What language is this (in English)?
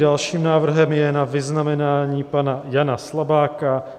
Czech